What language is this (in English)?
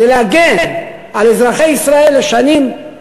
Hebrew